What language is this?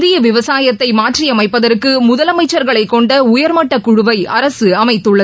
Tamil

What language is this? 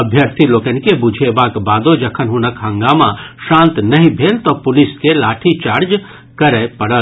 Maithili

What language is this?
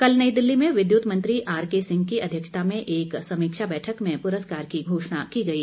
Hindi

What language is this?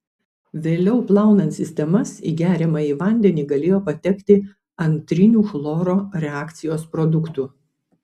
Lithuanian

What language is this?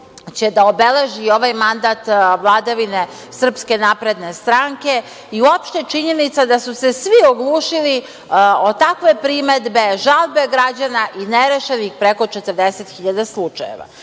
Serbian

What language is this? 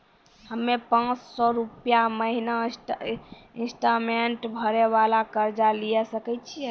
Maithili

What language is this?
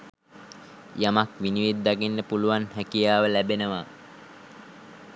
Sinhala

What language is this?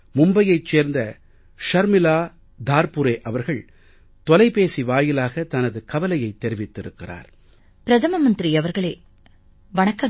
Tamil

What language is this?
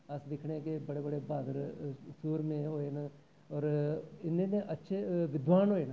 Dogri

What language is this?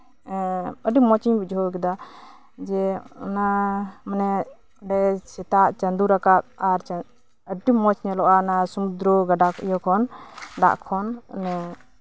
Santali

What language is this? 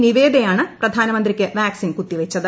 Malayalam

